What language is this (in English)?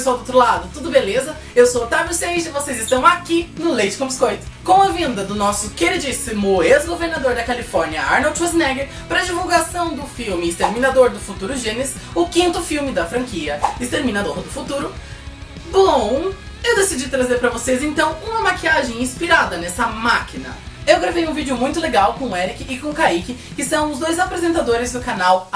Portuguese